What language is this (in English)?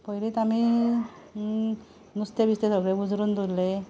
Konkani